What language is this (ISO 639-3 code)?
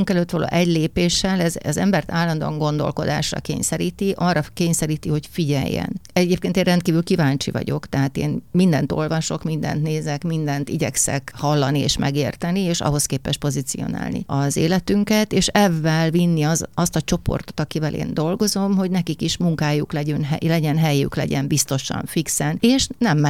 hun